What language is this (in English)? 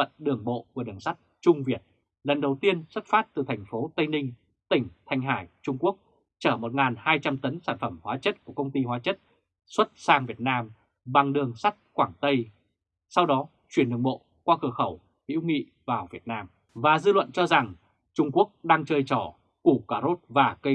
Vietnamese